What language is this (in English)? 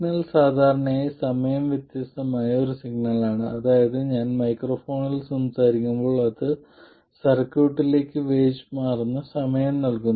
Malayalam